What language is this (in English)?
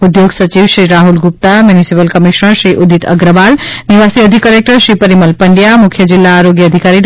Gujarati